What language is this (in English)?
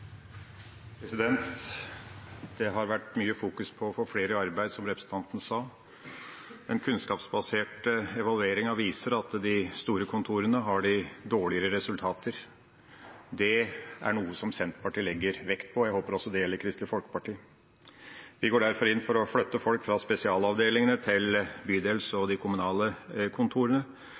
Norwegian Bokmål